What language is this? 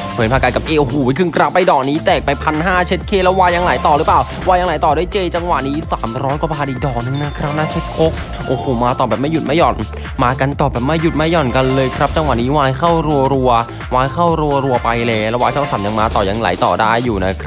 Thai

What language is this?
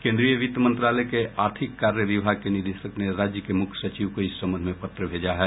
Hindi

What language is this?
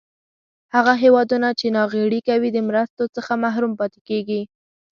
Pashto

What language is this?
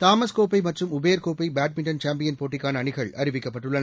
Tamil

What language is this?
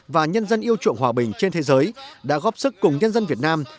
Vietnamese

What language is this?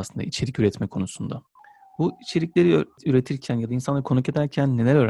Turkish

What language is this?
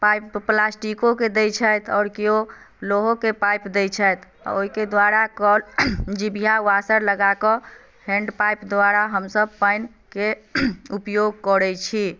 Maithili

